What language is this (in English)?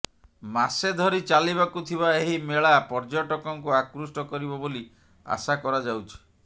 Odia